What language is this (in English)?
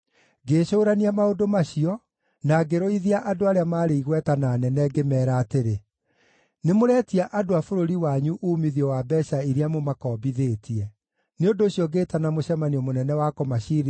Kikuyu